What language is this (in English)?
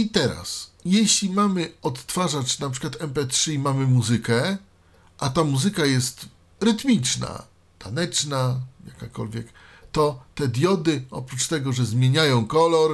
Polish